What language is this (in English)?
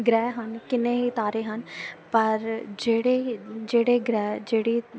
Punjabi